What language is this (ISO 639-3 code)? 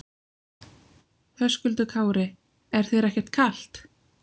isl